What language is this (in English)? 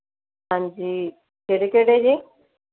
Punjabi